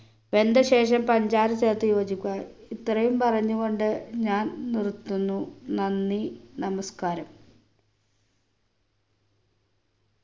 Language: Malayalam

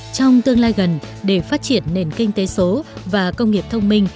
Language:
Vietnamese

